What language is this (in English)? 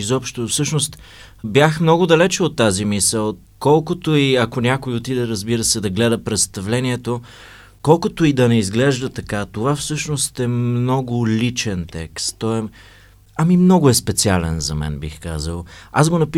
Bulgarian